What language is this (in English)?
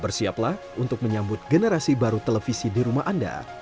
Indonesian